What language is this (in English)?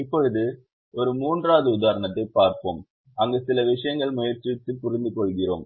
Tamil